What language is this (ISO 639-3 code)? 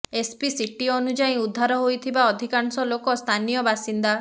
ori